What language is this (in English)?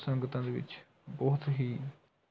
Punjabi